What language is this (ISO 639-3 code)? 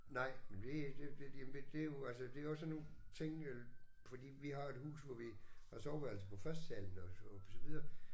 dan